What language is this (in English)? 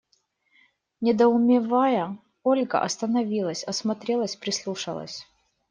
Russian